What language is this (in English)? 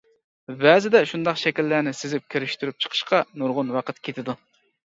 Uyghur